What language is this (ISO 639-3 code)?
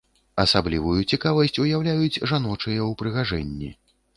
bel